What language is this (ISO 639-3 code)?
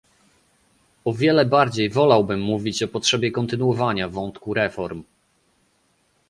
pol